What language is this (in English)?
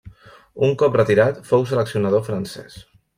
Catalan